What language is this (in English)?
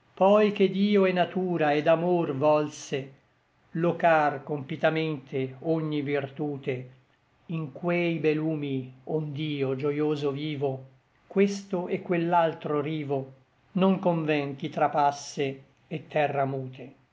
Italian